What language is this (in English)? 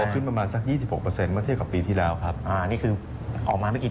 Thai